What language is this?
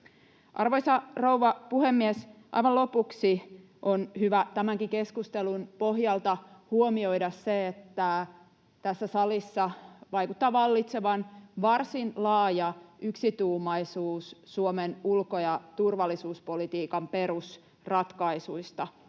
Finnish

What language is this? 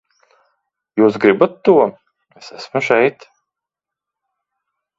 Latvian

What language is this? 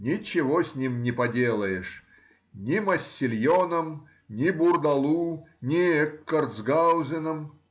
Russian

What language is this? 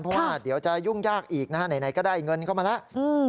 Thai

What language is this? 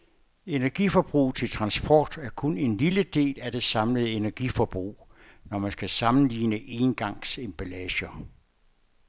Danish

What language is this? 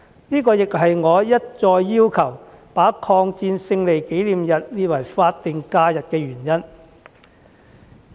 Cantonese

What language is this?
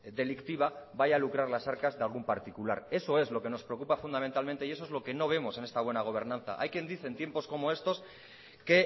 Spanish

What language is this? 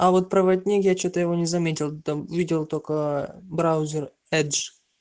Russian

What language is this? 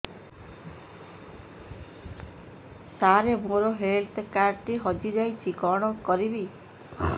Odia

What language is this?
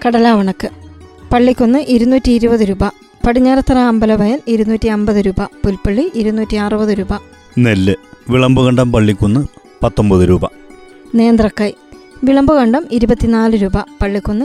Malayalam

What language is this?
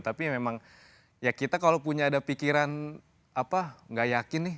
Indonesian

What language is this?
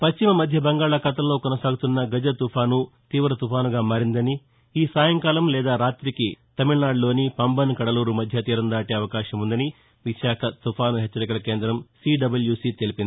Telugu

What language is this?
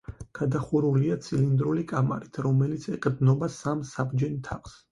Georgian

